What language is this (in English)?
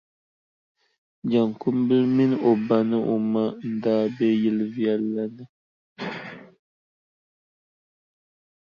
Dagbani